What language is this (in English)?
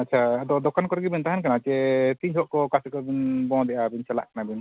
Santali